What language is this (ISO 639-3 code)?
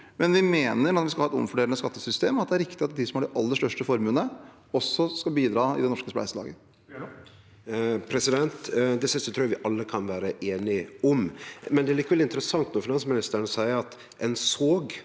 nor